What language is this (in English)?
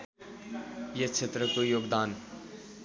Nepali